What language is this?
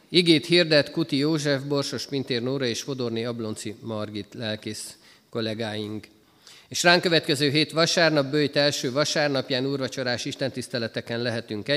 Hungarian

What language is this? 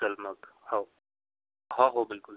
Marathi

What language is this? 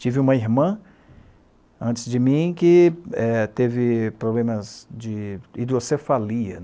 Portuguese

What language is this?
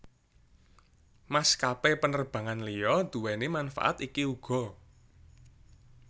Javanese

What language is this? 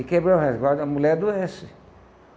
Portuguese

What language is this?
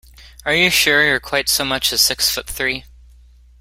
English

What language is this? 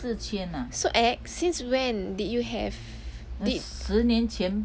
English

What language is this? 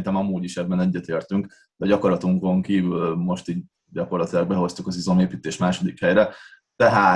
Hungarian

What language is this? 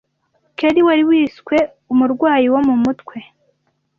Kinyarwanda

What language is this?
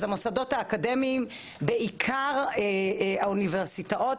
Hebrew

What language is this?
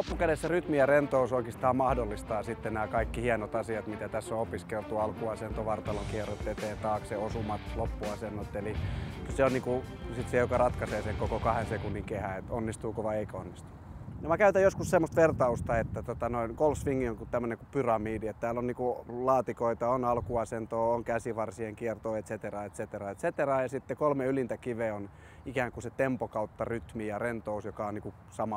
Finnish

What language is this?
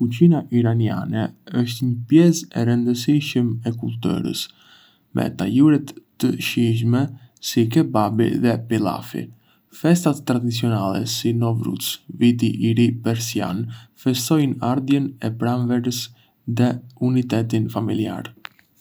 Arbëreshë Albanian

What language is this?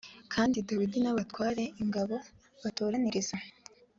Kinyarwanda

